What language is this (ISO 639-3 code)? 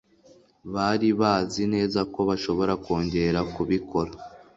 kin